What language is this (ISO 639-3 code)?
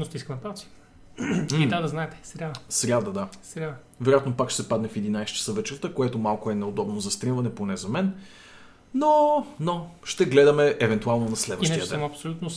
bul